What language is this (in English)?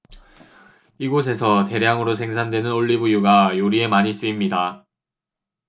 Korean